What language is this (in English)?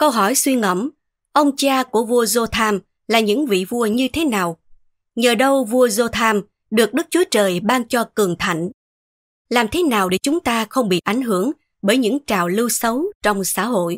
Vietnamese